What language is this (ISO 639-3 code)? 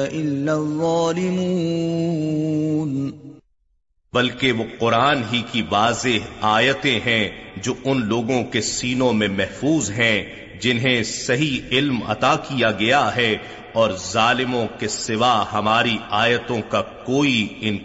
urd